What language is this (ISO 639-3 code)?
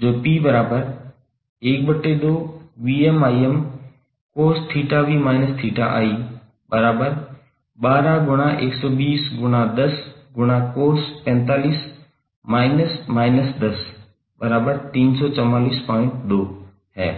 hin